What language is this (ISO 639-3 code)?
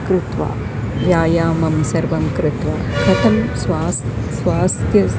san